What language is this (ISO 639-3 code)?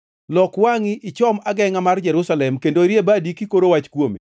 luo